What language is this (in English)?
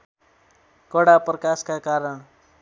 Nepali